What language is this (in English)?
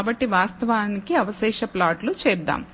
Telugu